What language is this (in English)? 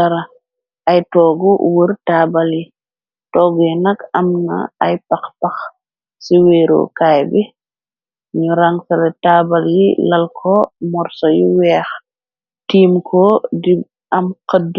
Wolof